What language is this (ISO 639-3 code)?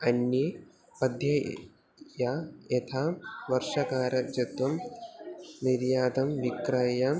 san